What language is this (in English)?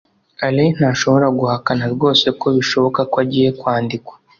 Kinyarwanda